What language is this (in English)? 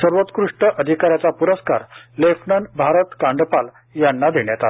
Marathi